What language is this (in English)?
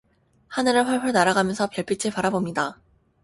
Korean